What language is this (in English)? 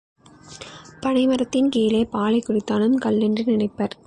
Tamil